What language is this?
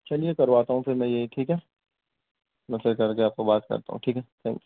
Urdu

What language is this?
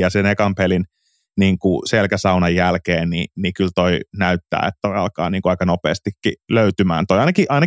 Finnish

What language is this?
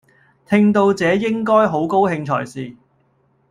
Cantonese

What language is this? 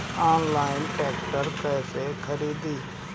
Bhojpuri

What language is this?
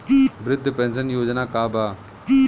Bhojpuri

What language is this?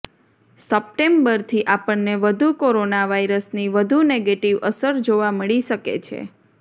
Gujarati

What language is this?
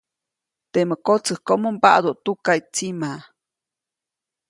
Copainalá Zoque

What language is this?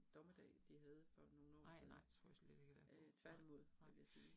Danish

